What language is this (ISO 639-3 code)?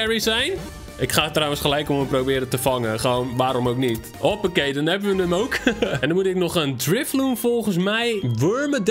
nld